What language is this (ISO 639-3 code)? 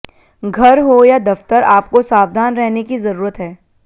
hin